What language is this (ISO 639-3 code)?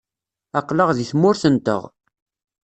kab